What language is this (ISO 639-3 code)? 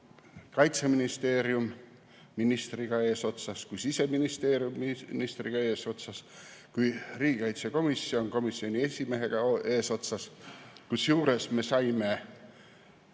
est